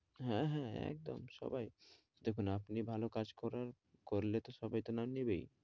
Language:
Bangla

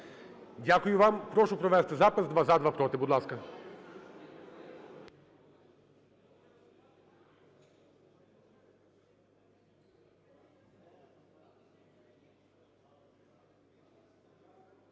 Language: Ukrainian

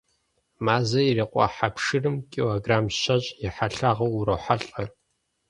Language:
Kabardian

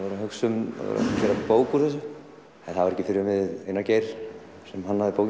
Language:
Icelandic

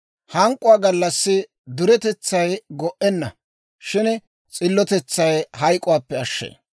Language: Dawro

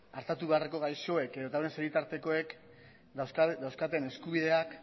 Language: Basque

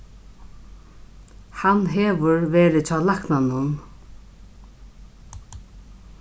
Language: Faroese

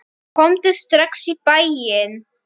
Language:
Icelandic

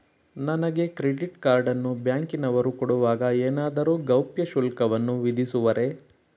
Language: Kannada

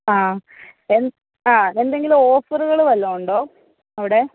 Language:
Malayalam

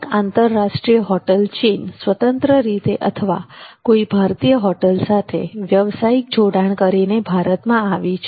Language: Gujarati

